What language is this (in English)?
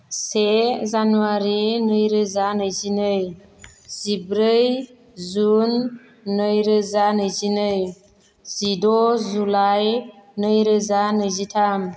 Bodo